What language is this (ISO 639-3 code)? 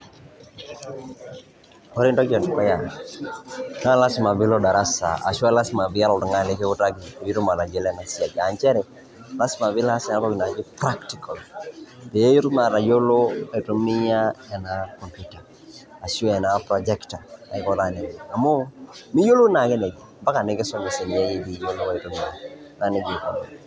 mas